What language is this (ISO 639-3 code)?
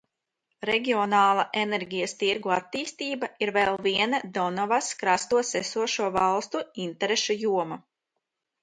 lav